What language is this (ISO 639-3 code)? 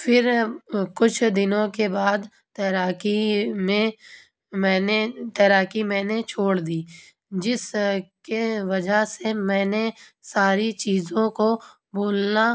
urd